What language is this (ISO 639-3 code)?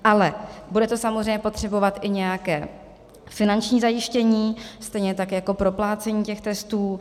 ces